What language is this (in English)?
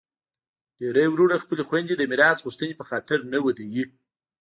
Pashto